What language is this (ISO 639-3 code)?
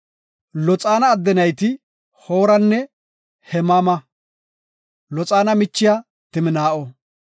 gof